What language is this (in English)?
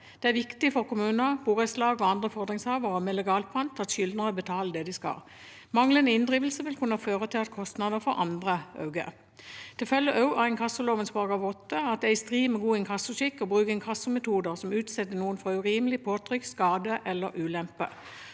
Norwegian